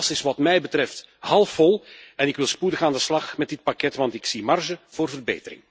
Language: Dutch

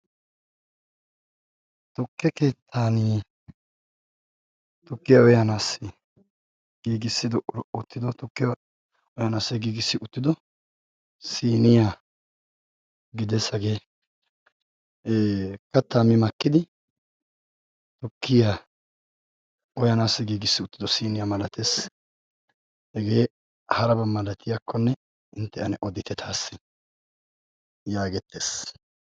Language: Wolaytta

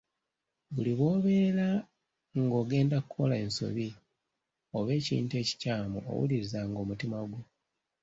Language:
Ganda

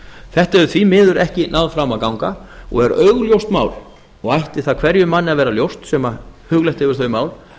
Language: Icelandic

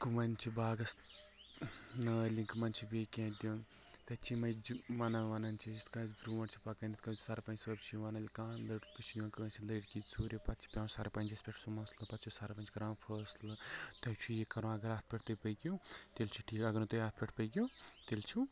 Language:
Kashmiri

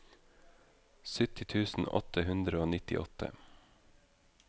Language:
Norwegian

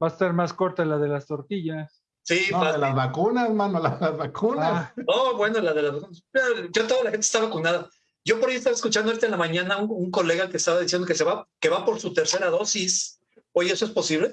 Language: Spanish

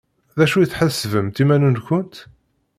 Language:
Kabyle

